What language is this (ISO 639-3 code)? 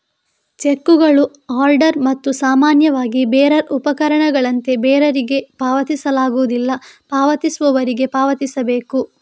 kan